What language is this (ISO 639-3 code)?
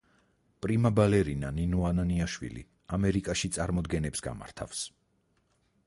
kat